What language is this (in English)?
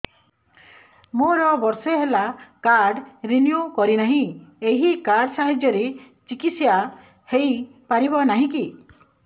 Odia